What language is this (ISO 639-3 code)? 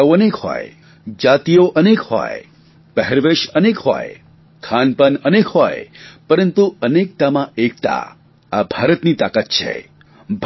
guj